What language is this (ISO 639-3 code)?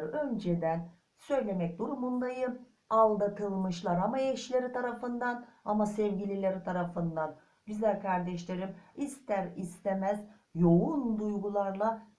tur